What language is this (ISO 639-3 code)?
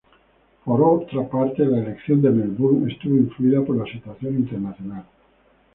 spa